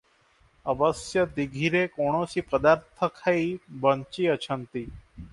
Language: Odia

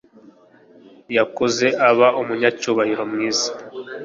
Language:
Kinyarwanda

